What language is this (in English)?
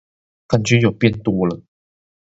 Chinese